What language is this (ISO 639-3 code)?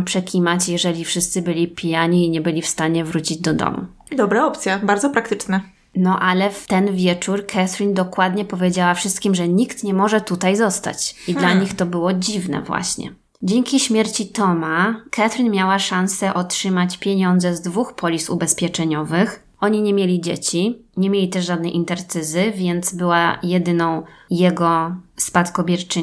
pol